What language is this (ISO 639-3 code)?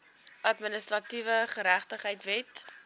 afr